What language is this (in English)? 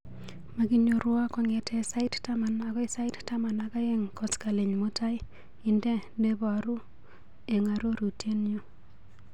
Kalenjin